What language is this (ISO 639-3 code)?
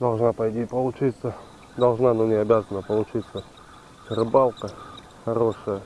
rus